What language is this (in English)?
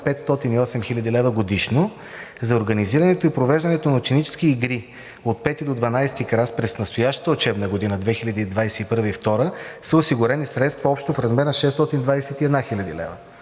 Bulgarian